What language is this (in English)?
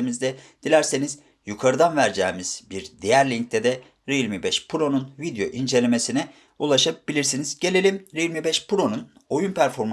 Turkish